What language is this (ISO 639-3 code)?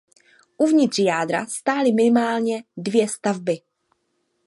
ces